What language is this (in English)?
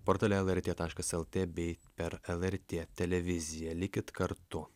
Lithuanian